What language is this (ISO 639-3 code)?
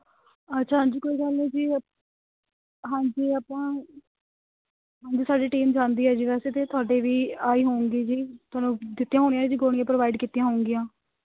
pan